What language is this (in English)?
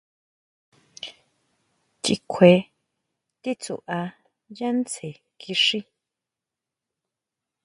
Huautla Mazatec